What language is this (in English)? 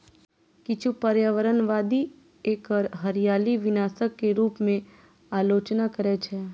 Maithili